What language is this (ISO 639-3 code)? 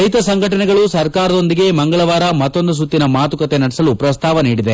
kan